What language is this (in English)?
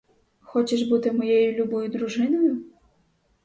Ukrainian